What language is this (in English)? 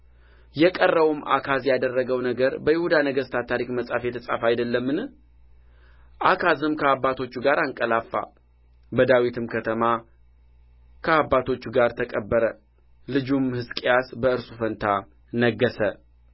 Amharic